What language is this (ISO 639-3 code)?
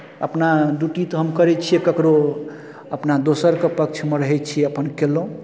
mai